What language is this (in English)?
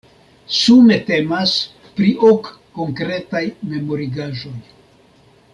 Esperanto